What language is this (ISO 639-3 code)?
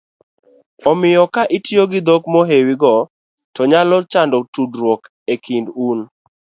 luo